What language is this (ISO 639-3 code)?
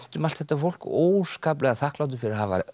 isl